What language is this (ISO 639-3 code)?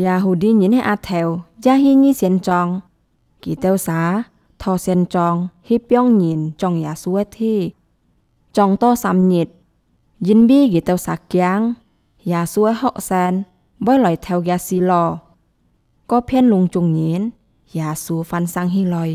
tha